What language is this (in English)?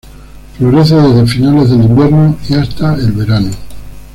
Spanish